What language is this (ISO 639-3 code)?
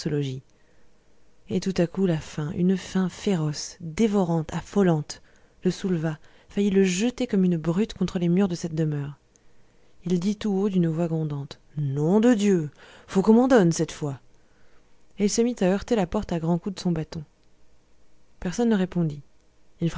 fra